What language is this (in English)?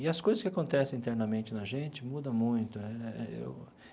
Portuguese